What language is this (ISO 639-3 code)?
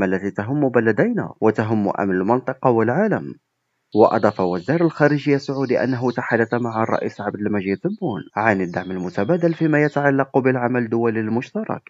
ara